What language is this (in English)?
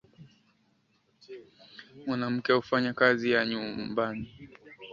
Swahili